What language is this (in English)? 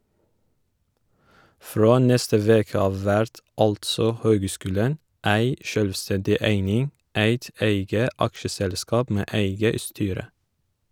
Norwegian